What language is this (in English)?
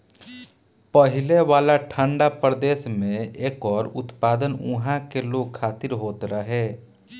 Bhojpuri